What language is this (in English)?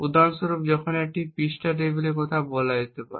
Bangla